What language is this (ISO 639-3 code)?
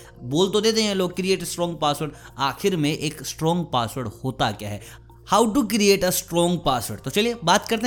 hin